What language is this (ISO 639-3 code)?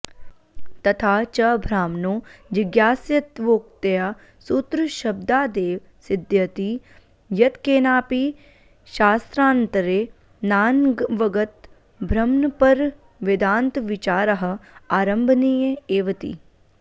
san